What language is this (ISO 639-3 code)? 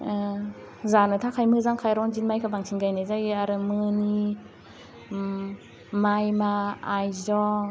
brx